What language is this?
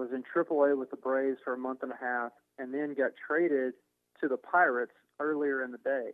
English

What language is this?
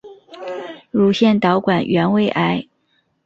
Chinese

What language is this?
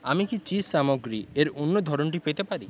Bangla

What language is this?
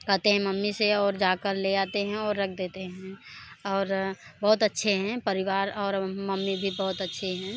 Hindi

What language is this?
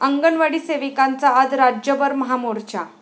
Marathi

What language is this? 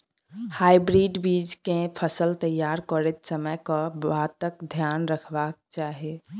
Maithili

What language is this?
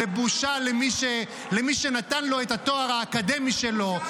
Hebrew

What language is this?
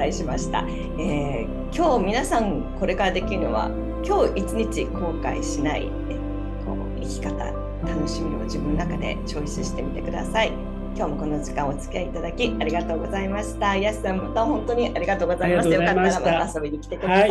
Japanese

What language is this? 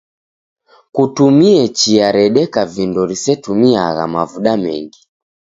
Taita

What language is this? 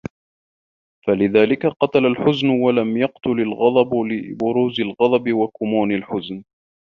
Arabic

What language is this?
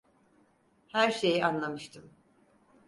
Turkish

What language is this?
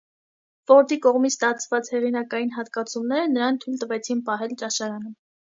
Armenian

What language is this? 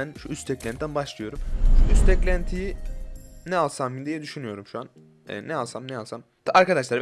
Turkish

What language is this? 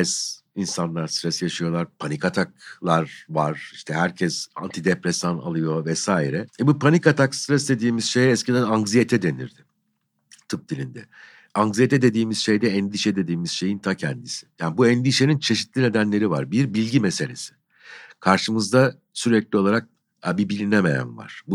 Turkish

